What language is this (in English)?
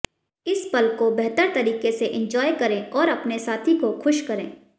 Hindi